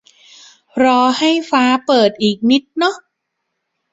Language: Thai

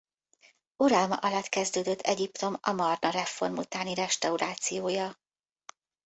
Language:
Hungarian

